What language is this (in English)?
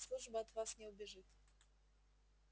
Russian